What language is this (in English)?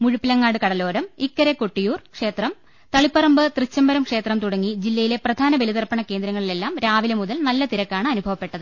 Malayalam